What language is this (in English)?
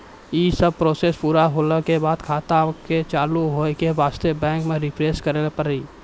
Maithili